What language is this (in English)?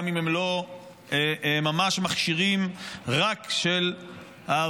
Hebrew